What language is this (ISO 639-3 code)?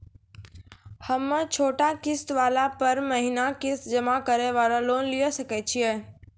mai